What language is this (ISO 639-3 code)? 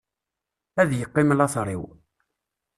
kab